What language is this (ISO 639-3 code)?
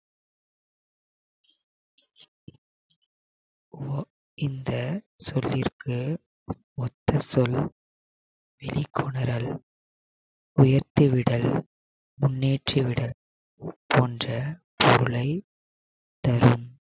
tam